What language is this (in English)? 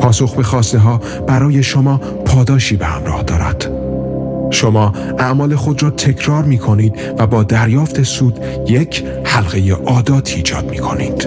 Persian